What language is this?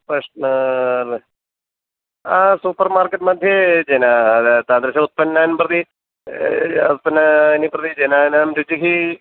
Sanskrit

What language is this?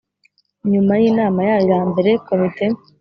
Kinyarwanda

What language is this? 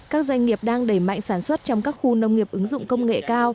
Vietnamese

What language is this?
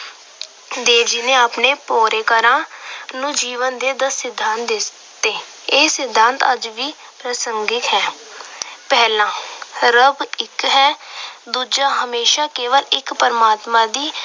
Punjabi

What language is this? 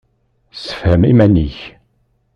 Kabyle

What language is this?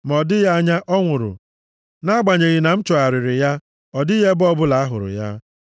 Igbo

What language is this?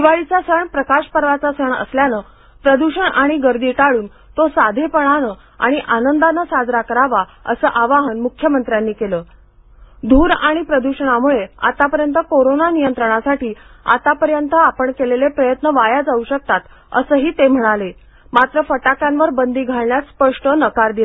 Marathi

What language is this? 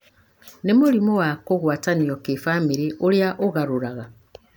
Kikuyu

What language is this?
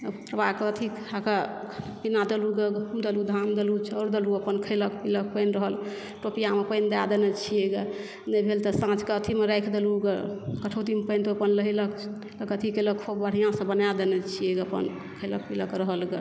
Maithili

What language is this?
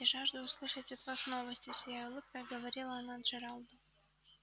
Russian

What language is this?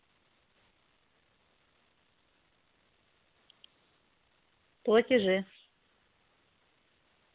Russian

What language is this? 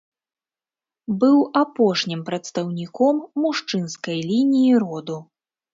Belarusian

